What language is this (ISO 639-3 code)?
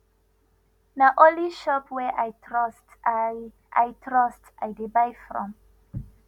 pcm